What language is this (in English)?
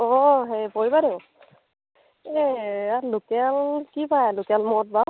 Assamese